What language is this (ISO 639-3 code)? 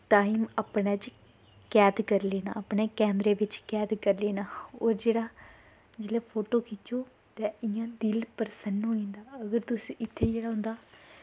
doi